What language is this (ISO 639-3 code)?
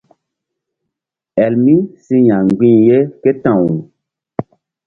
mdd